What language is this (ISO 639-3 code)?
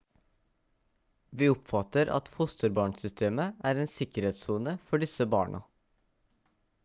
nob